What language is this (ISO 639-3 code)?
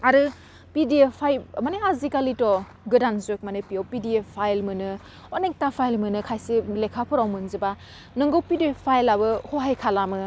brx